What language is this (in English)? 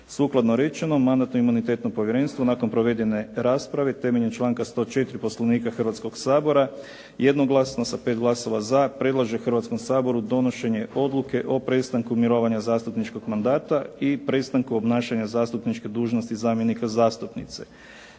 Croatian